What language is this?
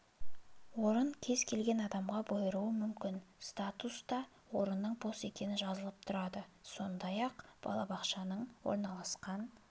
Kazakh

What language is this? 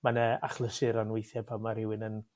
Welsh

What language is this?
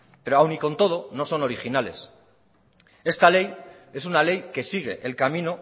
Spanish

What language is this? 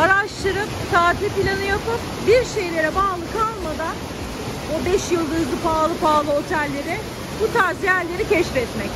Turkish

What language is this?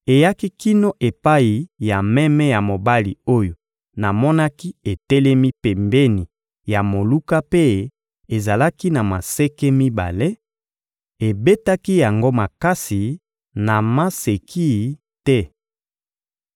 Lingala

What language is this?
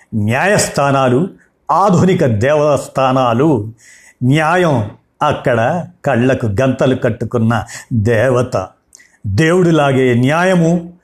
Telugu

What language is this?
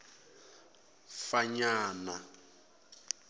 Tsonga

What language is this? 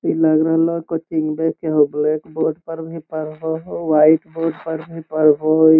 Magahi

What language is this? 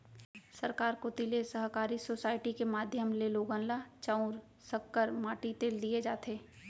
Chhattisgarhi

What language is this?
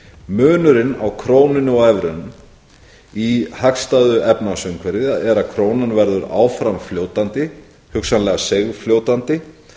Icelandic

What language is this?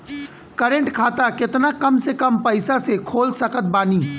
Bhojpuri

